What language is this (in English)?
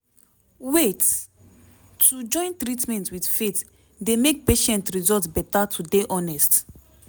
Nigerian Pidgin